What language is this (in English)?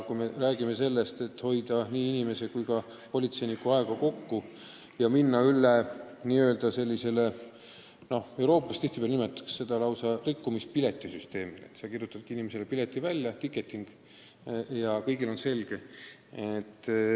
Estonian